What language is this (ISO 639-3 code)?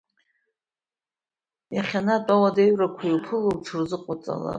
abk